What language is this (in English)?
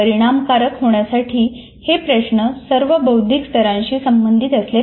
Marathi